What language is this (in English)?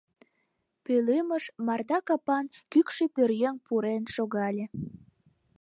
Mari